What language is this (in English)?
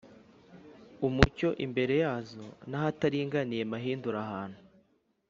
Kinyarwanda